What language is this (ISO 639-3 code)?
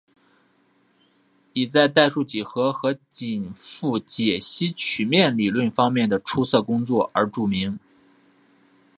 zho